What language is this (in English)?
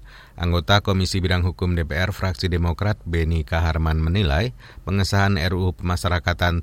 Indonesian